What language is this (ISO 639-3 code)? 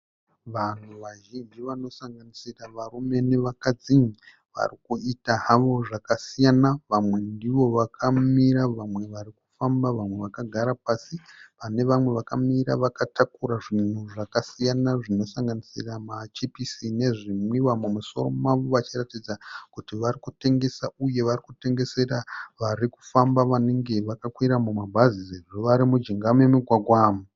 sna